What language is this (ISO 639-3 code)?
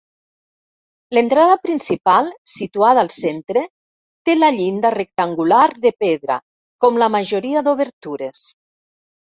cat